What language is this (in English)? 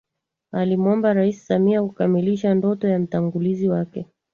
Swahili